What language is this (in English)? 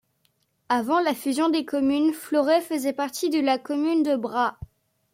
French